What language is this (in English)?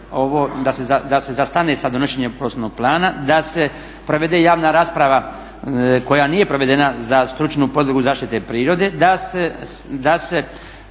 Croatian